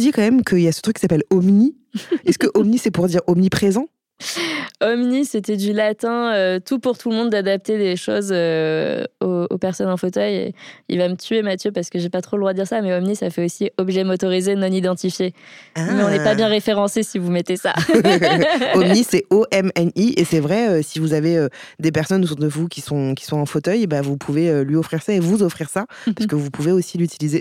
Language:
French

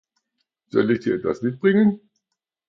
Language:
German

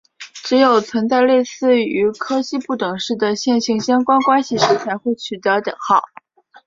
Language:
Chinese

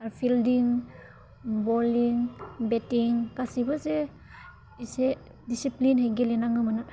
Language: Bodo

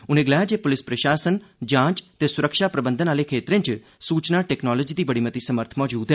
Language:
Dogri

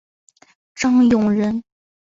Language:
Chinese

